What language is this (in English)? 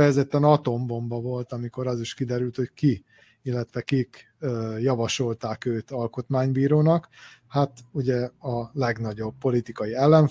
Hungarian